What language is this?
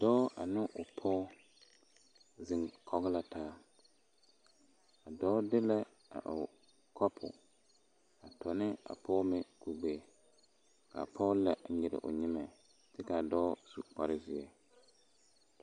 Southern Dagaare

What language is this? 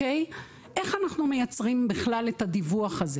Hebrew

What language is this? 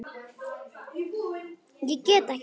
Icelandic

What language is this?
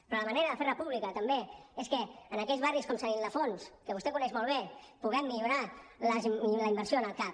Catalan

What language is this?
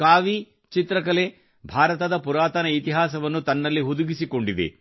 Kannada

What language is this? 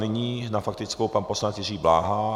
Czech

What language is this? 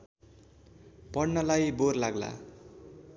Nepali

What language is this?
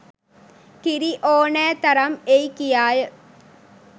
Sinhala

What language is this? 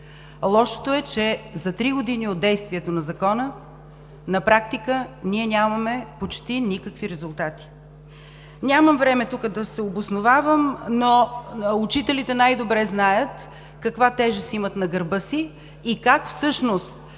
Bulgarian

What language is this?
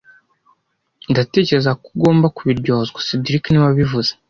Kinyarwanda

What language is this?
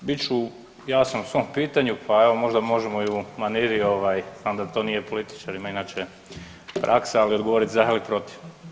Croatian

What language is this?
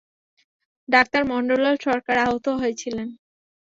Bangla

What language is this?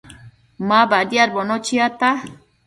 Matsés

